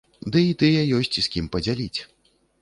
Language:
Belarusian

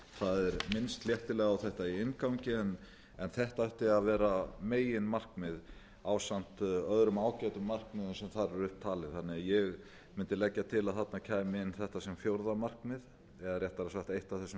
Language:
Icelandic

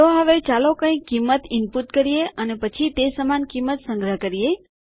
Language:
Gujarati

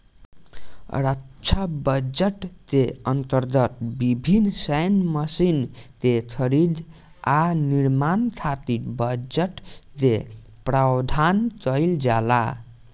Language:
Bhojpuri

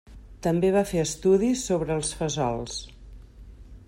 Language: Catalan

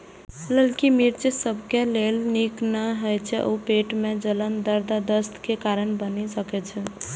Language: Maithili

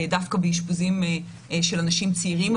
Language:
Hebrew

